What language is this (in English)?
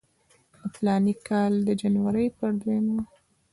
Pashto